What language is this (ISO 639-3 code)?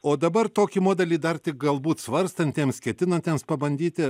lit